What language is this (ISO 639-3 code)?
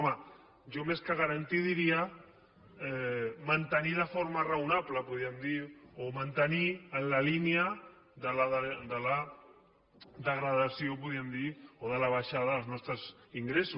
cat